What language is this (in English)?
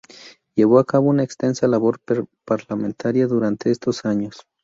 Spanish